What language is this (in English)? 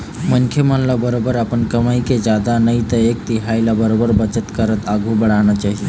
Chhattisgarhi